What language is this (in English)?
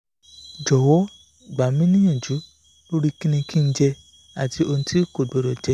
Yoruba